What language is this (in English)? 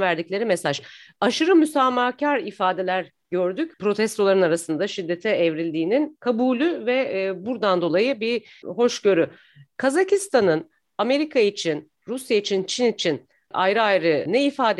Turkish